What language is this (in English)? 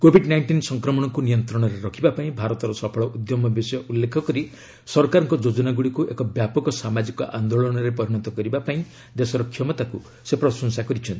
Odia